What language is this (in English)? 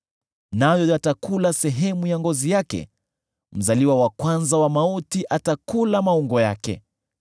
Swahili